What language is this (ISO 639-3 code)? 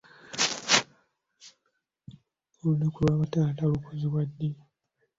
lug